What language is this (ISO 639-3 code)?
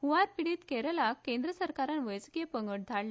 kok